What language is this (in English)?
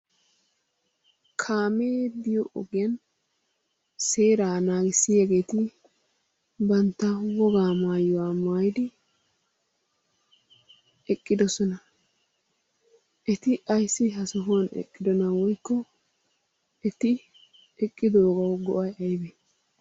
Wolaytta